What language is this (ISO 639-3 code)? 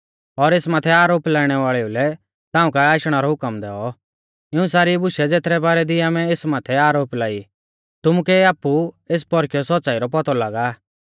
bfz